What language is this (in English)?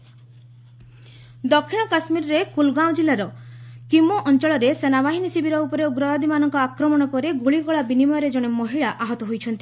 Odia